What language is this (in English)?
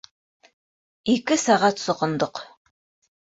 Bashkir